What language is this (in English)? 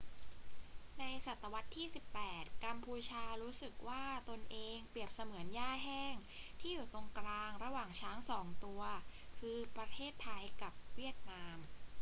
Thai